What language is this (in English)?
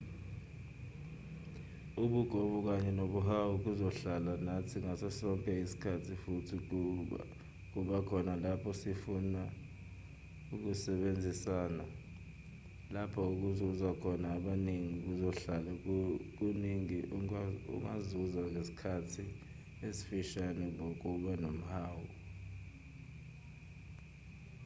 Zulu